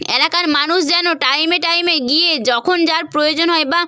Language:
Bangla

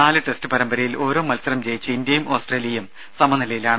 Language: Malayalam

